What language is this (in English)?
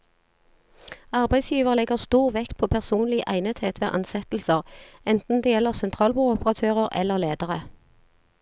Norwegian